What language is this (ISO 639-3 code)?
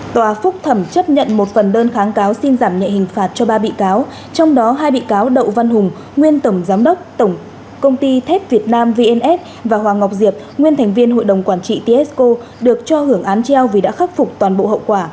vie